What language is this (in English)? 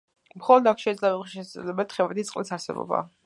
Georgian